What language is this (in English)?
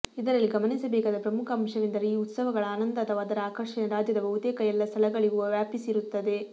Kannada